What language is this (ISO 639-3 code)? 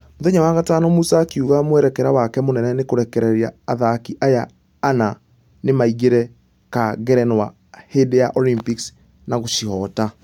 kik